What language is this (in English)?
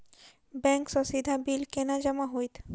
Maithili